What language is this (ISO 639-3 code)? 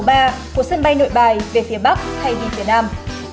vie